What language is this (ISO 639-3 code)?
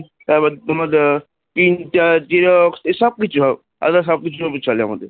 ben